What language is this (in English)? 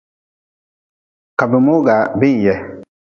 Nawdm